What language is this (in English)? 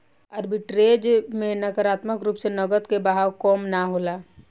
Bhojpuri